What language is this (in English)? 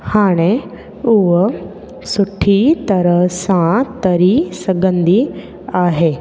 Sindhi